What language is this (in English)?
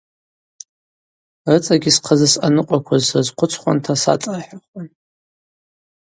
Abaza